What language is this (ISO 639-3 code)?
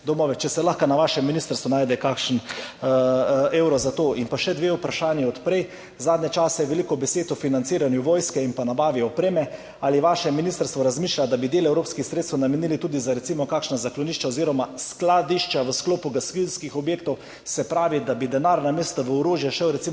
slv